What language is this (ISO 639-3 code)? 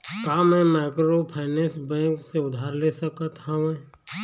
hne